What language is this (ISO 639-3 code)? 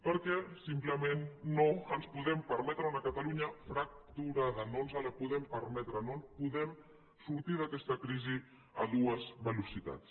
cat